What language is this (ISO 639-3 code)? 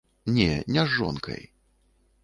bel